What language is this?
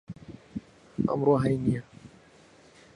Central Kurdish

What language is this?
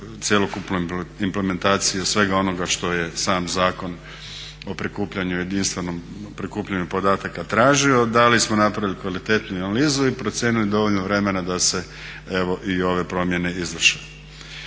Croatian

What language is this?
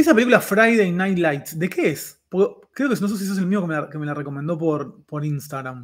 Spanish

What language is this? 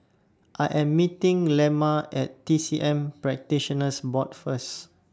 English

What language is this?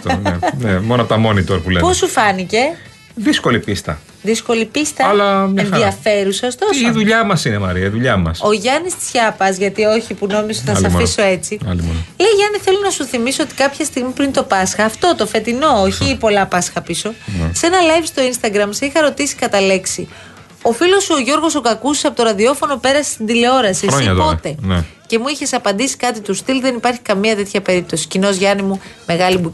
Greek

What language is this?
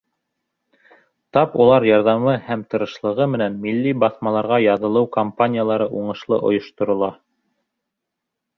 Bashkir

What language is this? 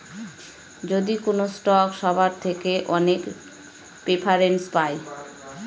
Bangla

